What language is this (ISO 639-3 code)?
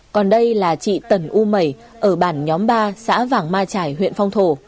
vie